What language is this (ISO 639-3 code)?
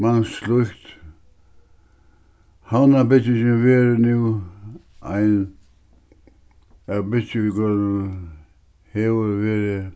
fao